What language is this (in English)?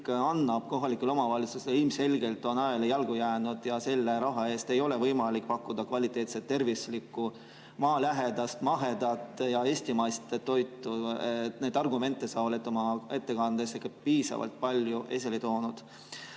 Estonian